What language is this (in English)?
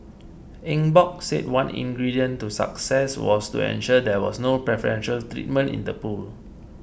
English